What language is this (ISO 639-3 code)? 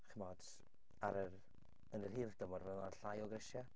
cym